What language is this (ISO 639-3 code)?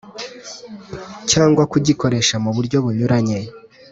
kin